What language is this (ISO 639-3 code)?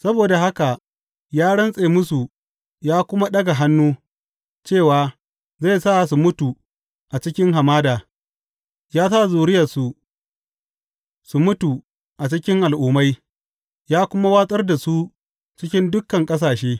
hau